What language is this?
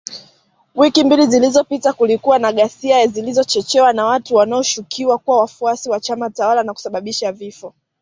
Swahili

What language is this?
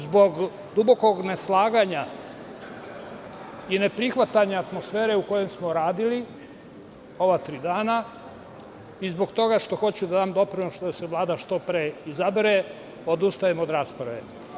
Serbian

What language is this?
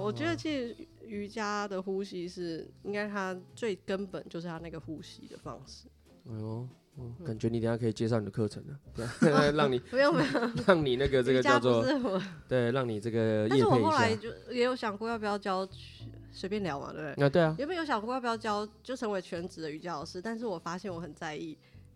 Chinese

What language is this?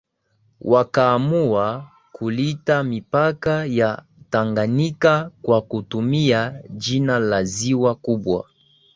Swahili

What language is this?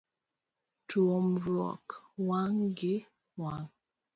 Luo (Kenya and Tanzania)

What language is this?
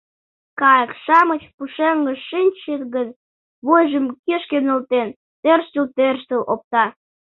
Mari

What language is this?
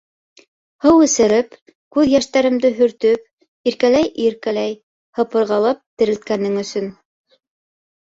Bashkir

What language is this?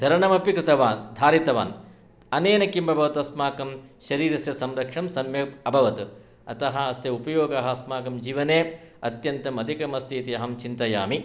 Sanskrit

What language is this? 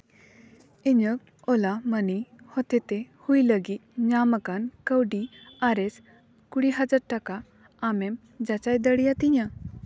Santali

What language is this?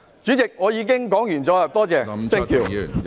Cantonese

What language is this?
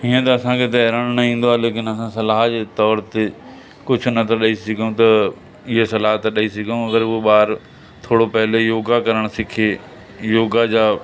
Sindhi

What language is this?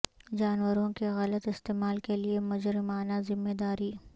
Urdu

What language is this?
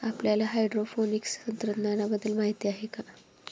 Marathi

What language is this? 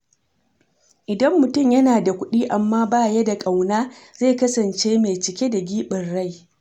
Hausa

